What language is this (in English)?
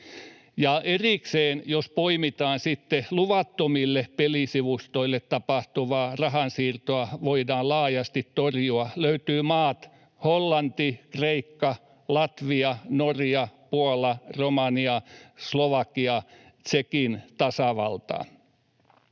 Finnish